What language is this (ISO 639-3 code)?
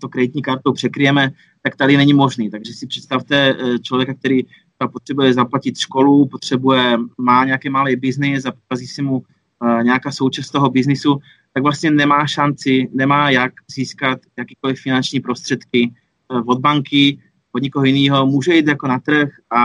ces